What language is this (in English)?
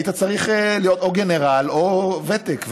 Hebrew